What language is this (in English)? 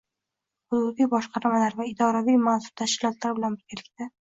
Uzbek